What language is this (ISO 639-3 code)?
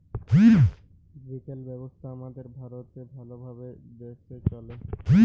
ben